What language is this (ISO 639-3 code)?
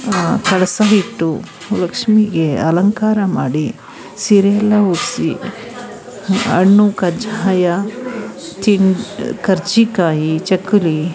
kan